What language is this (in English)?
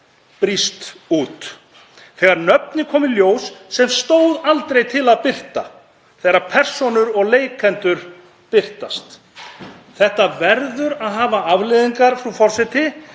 Icelandic